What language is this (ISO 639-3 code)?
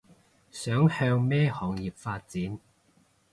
yue